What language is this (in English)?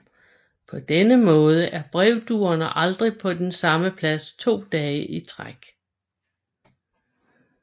Danish